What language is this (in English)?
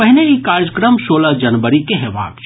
Maithili